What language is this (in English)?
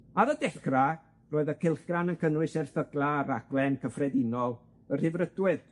Welsh